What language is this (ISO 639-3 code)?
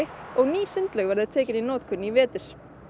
isl